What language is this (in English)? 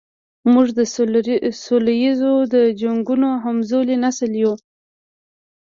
Pashto